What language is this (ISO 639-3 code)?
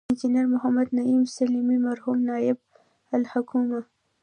pus